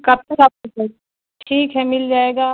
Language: Urdu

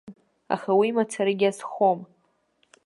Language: Abkhazian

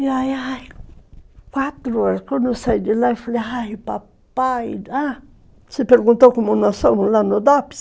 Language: Portuguese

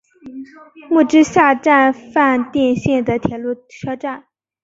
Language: Chinese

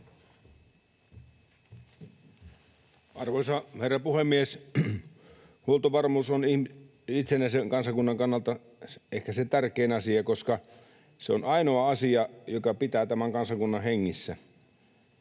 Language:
Finnish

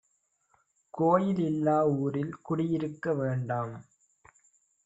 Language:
Tamil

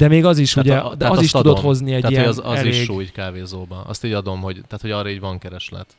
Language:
Hungarian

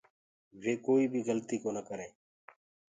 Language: Gurgula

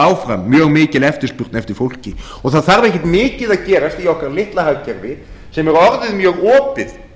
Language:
Icelandic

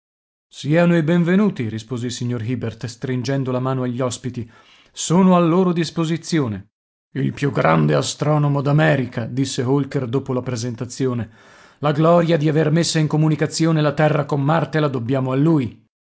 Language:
Italian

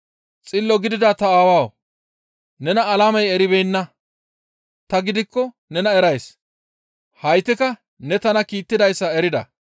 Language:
Gamo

